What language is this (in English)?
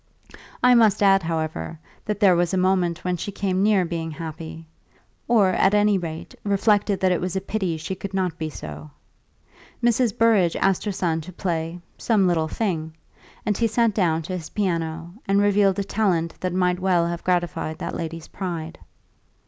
English